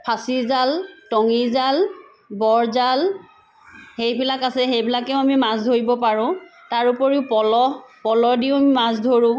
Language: Assamese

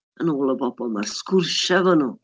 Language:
Welsh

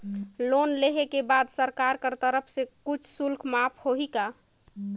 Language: Chhattisgarhi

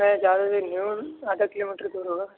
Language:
Urdu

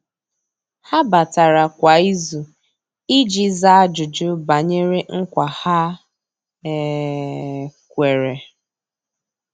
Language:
Igbo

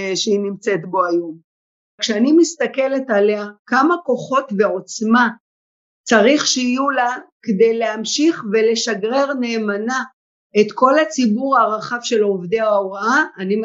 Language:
Hebrew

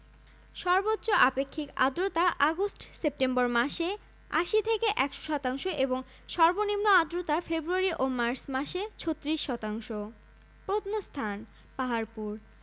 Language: Bangla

